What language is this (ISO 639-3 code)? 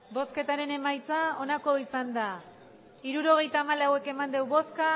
eus